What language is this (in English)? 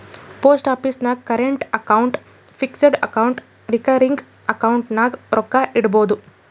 Kannada